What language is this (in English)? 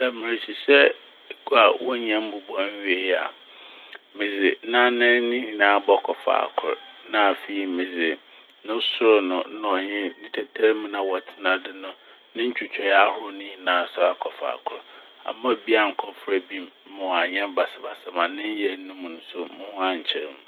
Akan